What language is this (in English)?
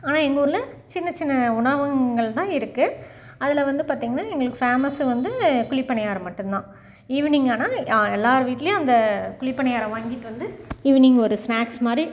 Tamil